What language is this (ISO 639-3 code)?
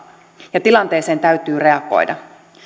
fin